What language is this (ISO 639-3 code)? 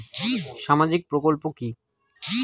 ben